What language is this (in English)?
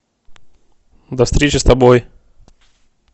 Russian